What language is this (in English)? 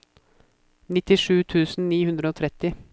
Norwegian